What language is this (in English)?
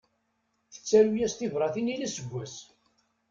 Kabyle